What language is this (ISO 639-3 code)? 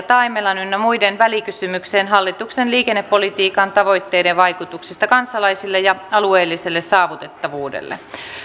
fin